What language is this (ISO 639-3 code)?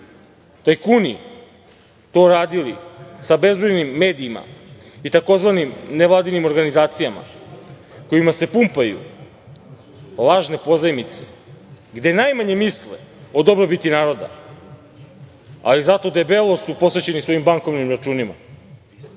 srp